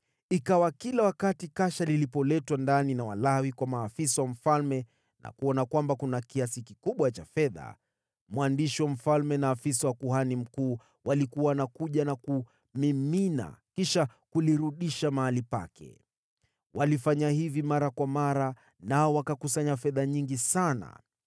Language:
Swahili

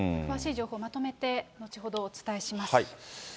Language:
Japanese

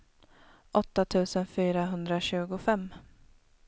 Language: Swedish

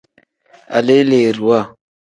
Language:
Tem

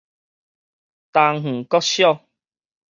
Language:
Min Nan Chinese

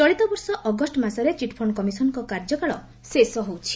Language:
Odia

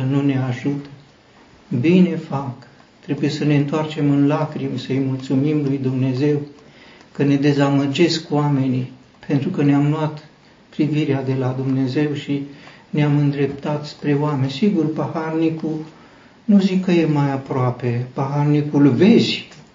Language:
Romanian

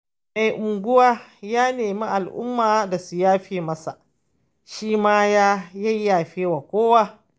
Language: Hausa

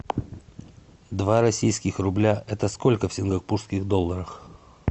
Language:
Russian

